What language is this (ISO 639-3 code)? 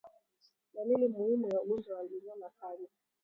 swa